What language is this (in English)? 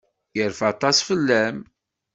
Kabyle